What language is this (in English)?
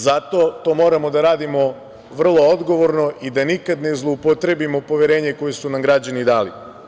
Serbian